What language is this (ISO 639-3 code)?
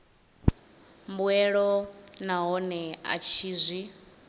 ven